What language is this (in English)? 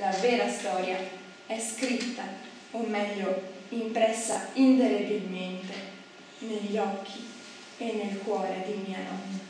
Italian